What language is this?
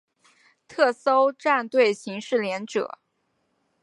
Chinese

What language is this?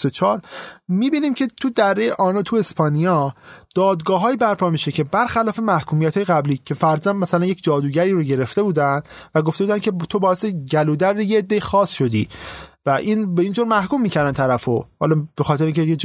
Persian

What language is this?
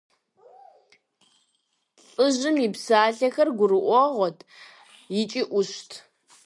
Kabardian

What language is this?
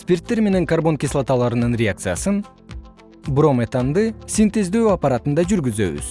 Kyrgyz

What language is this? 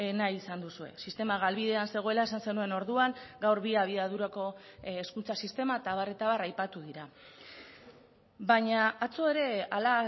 Basque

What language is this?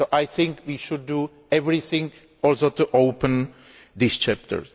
English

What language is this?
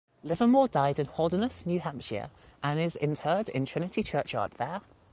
English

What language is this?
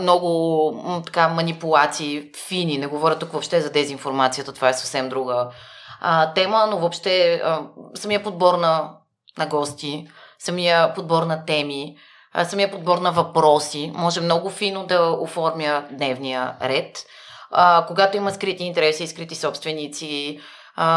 Bulgarian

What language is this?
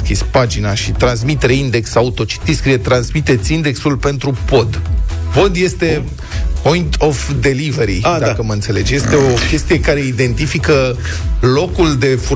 Romanian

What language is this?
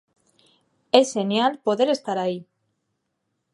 Galician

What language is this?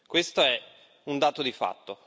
Italian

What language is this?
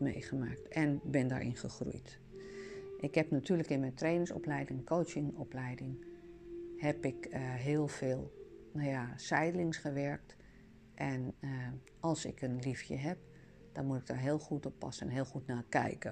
Dutch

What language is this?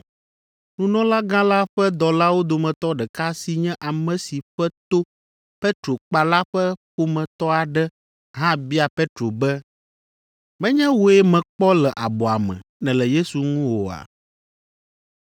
Ewe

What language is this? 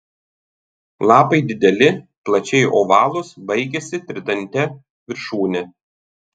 Lithuanian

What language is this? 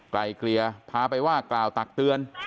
Thai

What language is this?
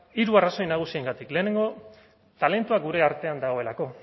Basque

